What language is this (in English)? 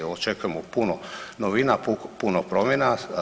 Croatian